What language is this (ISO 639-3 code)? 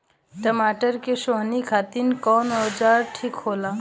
bho